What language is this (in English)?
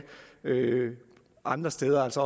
Danish